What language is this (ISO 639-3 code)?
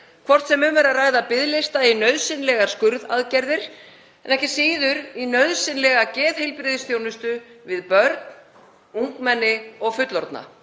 isl